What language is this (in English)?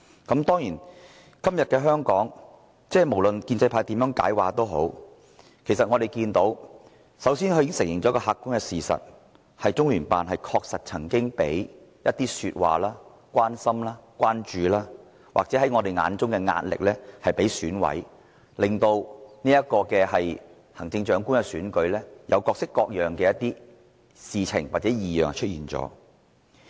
Cantonese